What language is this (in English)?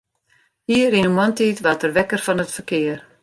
Western Frisian